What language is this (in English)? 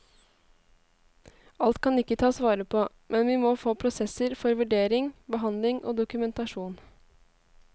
Norwegian